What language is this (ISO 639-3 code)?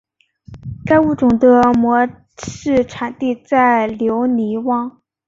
zho